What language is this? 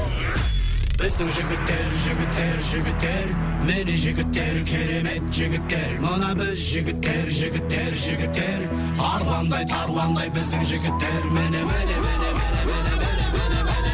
Kazakh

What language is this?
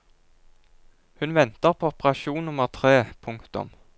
Norwegian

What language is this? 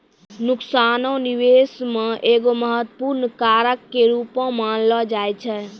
Maithili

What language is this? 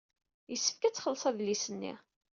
Kabyle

